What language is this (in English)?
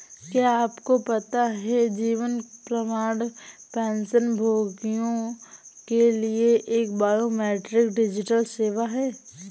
Hindi